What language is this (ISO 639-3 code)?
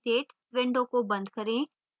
hin